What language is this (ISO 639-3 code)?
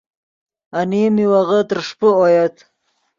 ydg